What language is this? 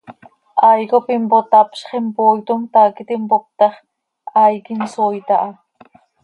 Seri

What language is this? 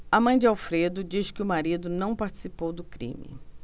Portuguese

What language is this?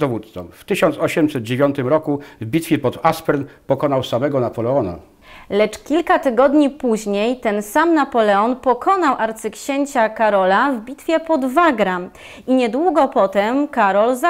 Polish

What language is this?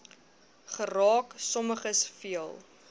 Afrikaans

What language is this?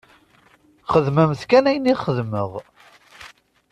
Kabyle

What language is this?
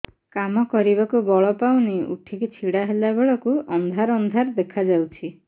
Odia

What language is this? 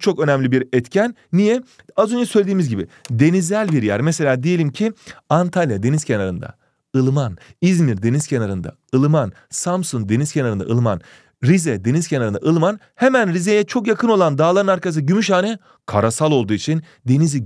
Turkish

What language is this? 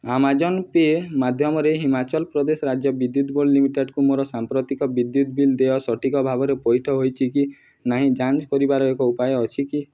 Odia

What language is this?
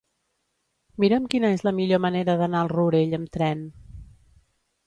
Catalan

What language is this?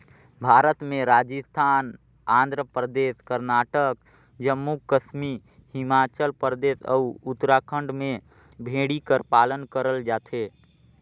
Chhattisgarhi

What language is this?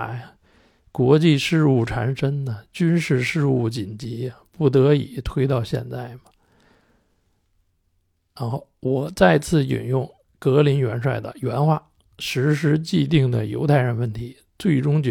Chinese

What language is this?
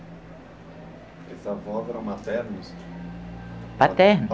Portuguese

